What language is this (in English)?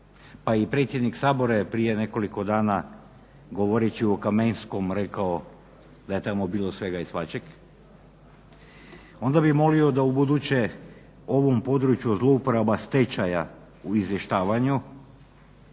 Croatian